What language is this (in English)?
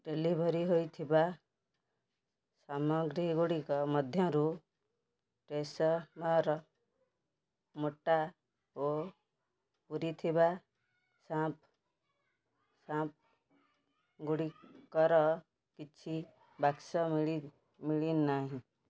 Odia